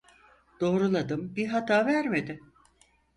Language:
Turkish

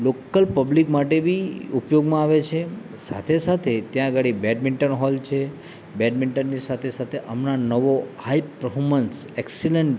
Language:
Gujarati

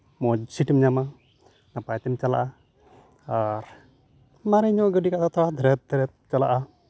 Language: Santali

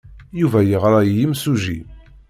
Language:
Kabyle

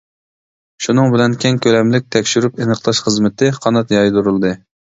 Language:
Uyghur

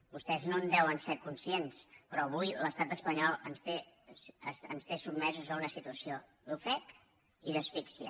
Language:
Catalan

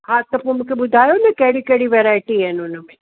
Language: Sindhi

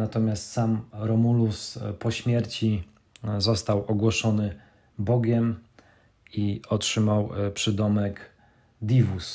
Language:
Polish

